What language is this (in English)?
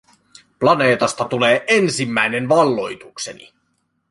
Finnish